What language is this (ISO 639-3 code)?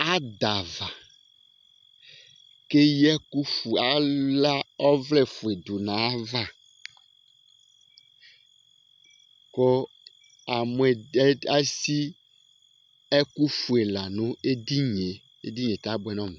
kpo